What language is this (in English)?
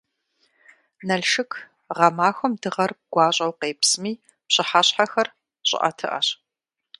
Kabardian